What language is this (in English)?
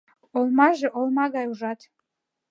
Mari